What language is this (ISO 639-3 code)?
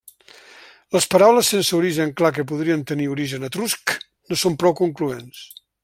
cat